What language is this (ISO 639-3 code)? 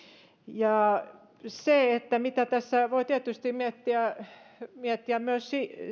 fin